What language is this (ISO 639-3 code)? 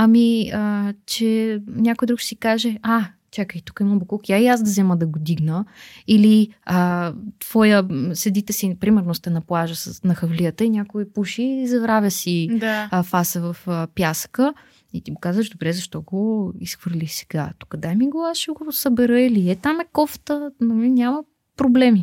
bul